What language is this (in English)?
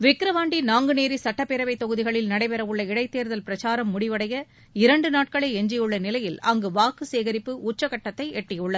Tamil